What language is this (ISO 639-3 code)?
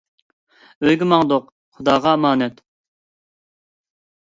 uig